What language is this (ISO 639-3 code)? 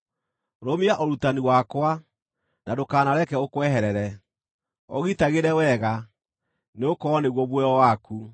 kik